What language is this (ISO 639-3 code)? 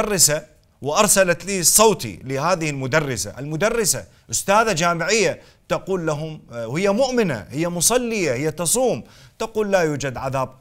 ara